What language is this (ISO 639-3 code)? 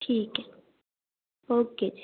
pan